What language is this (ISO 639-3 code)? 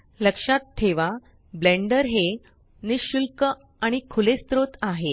mar